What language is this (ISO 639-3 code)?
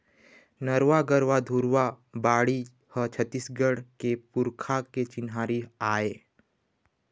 hne